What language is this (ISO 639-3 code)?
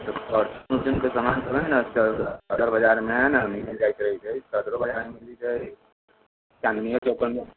mai